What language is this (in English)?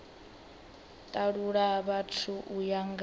Venda